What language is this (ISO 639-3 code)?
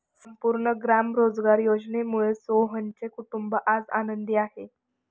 mar